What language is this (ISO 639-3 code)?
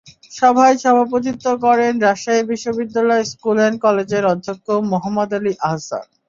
ben